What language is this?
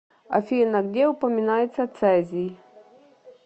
Russian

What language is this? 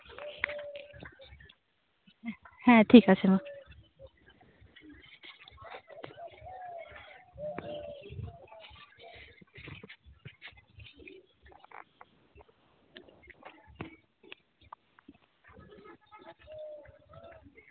Santali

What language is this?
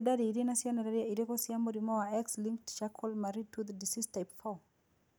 Kikuyu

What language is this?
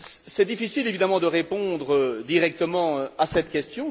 French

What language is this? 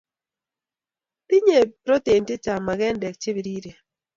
Kalenjin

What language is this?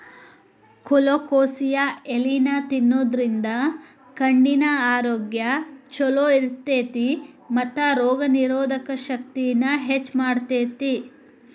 Kannada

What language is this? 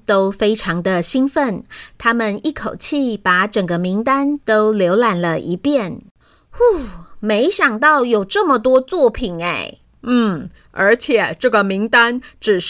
Chinese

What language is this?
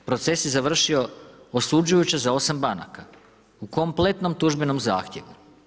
Croatian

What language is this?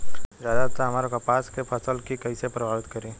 Bhojpuri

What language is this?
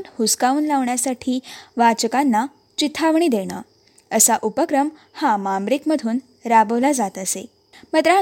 Marathi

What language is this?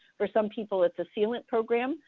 English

